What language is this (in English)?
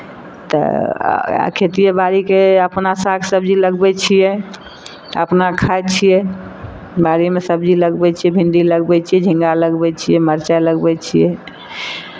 Maithili